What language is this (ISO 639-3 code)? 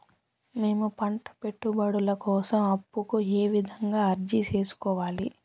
tel